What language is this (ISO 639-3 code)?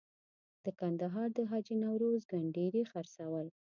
pus